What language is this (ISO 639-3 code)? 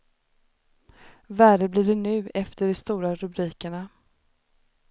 swe